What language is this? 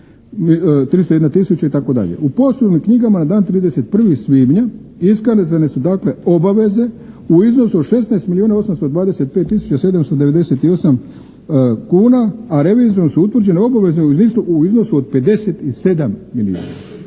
Croatian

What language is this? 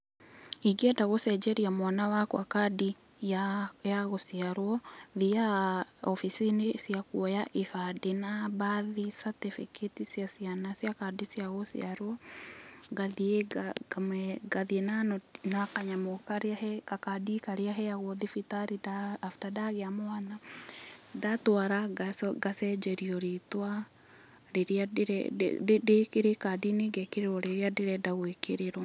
Kikuyu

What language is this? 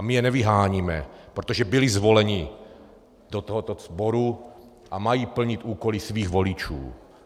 Czech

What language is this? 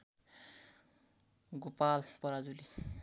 Nepali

